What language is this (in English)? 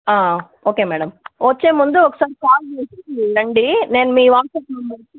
Telugu